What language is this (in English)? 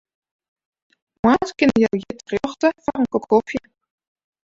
Western Frisian